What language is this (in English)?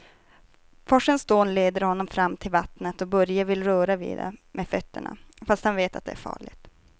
Swedish